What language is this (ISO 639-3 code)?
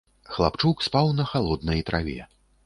bel